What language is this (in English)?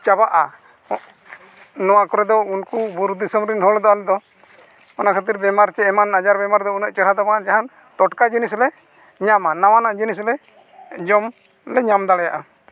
Santali